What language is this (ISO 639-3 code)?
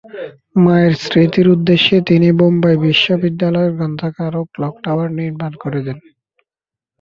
ben